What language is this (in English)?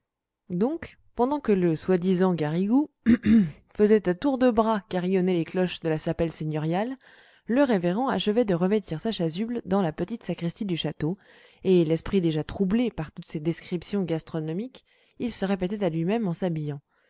French